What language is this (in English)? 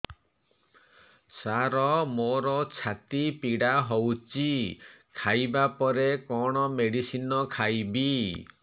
Odia